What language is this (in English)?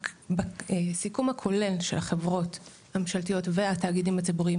Hebrew